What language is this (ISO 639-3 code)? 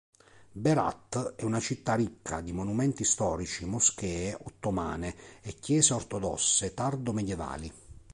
ita